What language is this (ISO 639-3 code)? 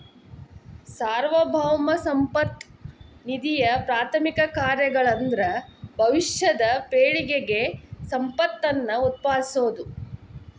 kan